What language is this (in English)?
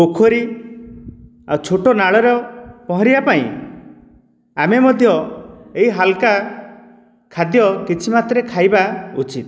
Odia